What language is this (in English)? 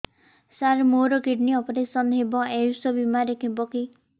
Odia